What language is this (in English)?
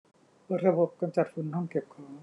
Thai